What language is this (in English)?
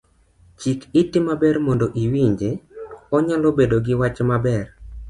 Luo (Kenya and Tanzania)